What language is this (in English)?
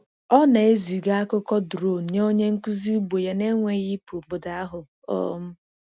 Igbo